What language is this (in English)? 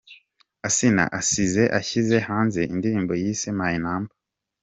Kinyarwanda